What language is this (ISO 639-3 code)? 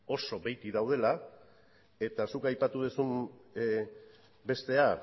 eus